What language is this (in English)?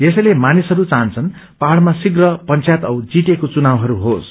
Nepali